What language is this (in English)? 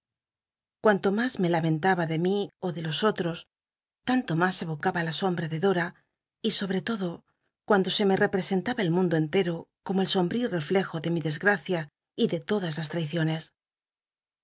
Spanish